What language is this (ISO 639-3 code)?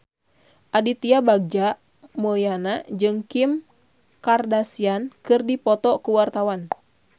sun